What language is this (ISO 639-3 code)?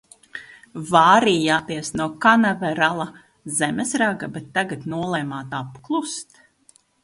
lav